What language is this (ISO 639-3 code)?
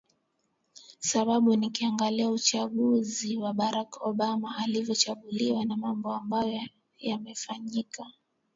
swa